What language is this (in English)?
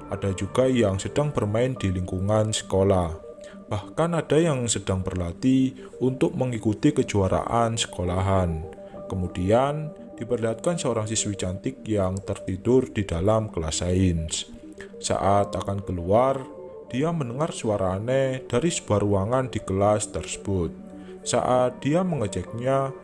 Indonesian